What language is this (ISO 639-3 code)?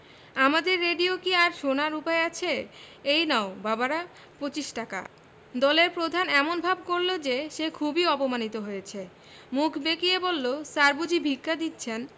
ben